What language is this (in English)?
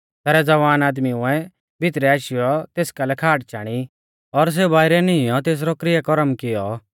Mahasu Pahari